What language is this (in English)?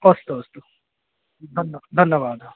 Sanskrit